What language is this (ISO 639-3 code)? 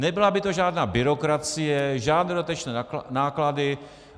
ces